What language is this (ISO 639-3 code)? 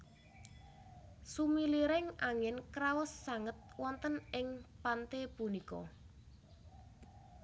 jav